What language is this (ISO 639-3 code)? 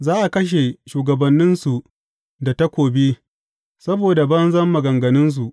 hau